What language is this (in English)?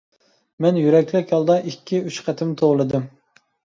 Uyghur